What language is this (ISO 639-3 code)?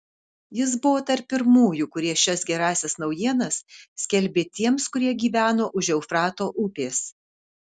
lit